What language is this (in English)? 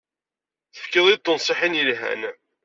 Kabyle